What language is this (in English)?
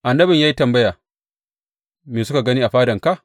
Hausa